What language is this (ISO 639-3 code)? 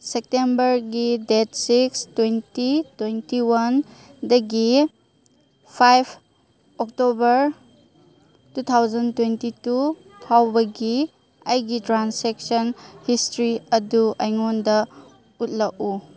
mni